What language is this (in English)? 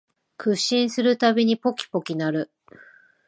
Japanese